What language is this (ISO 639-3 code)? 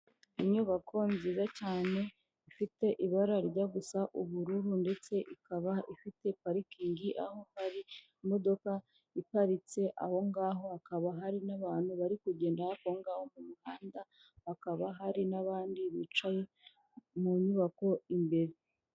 kin